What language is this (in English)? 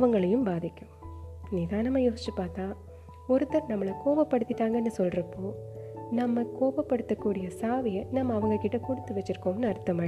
Tamil